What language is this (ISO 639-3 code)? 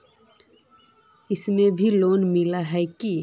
mag